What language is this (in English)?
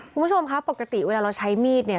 Thai